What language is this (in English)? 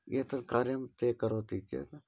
Sanskrit